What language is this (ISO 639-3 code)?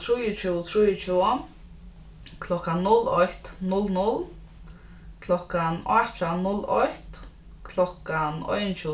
fao